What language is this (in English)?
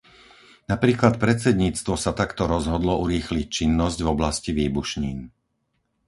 Slovak